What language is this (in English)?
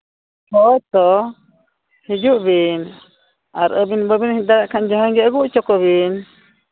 Santali